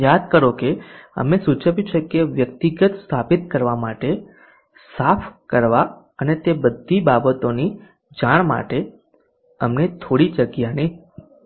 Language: Gujarati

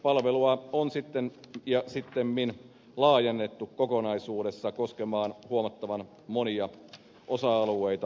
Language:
Finnish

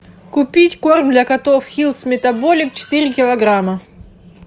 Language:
Russian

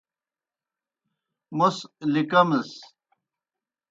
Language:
Kohistani Shina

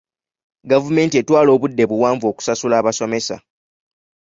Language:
Ganda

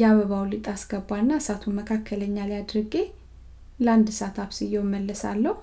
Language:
Amharic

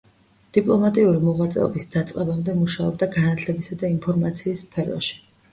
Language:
Georgian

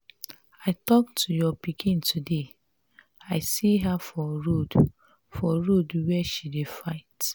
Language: Nigerian Pidgin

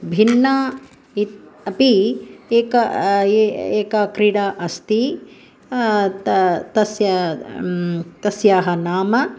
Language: Sanskrit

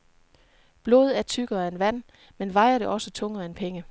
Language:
Danish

